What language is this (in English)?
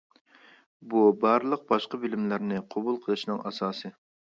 Uyghur